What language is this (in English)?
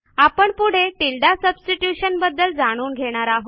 Marathi